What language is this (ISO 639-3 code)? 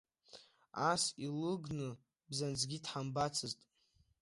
abk